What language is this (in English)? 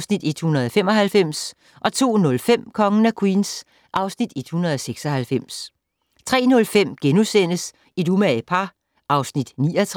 Danish